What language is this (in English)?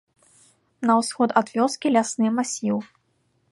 Belarusian